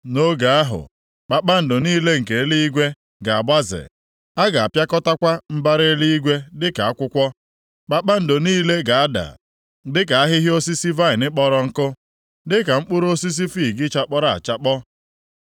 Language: Igbo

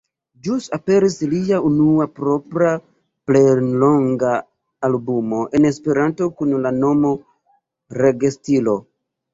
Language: Esperanto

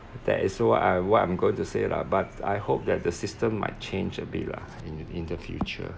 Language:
English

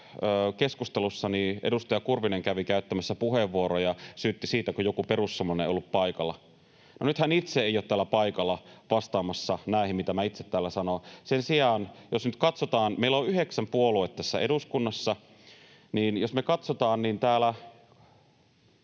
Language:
Finnish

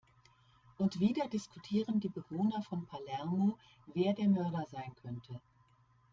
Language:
German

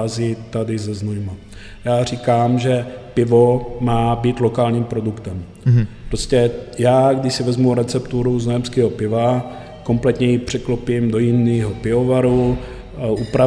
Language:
Czech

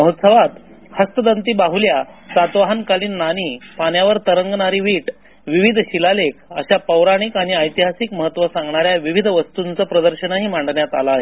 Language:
Marathi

